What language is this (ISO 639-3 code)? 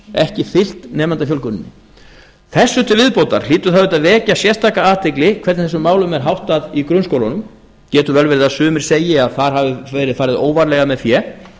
isl